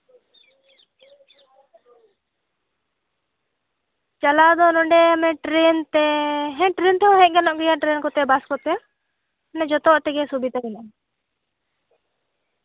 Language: Santali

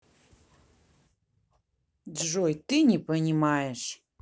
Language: Russian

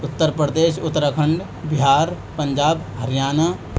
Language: Urdu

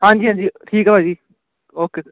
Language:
Punjabi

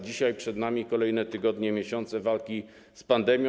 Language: Polish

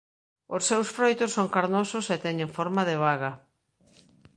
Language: Galician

